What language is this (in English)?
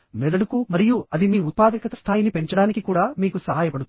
Telugu